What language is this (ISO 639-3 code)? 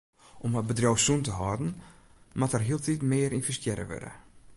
fry